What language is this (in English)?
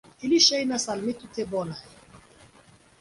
Esperanto